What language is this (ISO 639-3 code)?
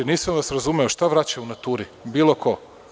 srp